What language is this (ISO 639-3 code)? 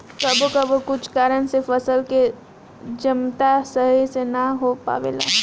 bho